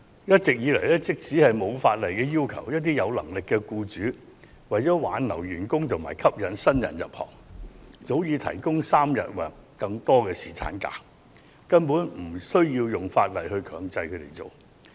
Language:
Cantonese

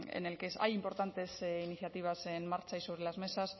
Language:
Spanish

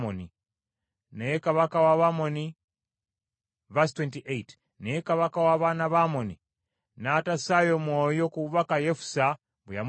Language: Ganda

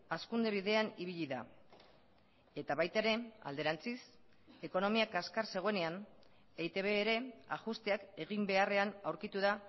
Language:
Basque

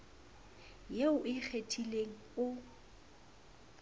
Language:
Southern Sotho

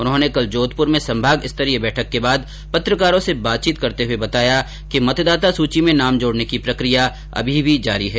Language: Hindi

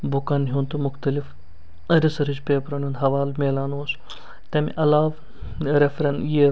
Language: Kashmiri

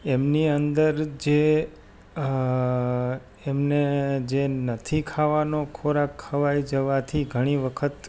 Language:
Gujarati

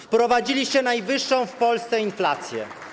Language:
Polish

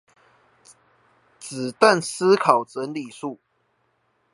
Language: Chinese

